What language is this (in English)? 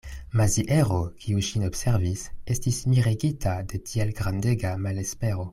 Esperanto